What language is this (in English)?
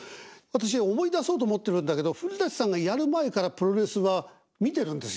Japanese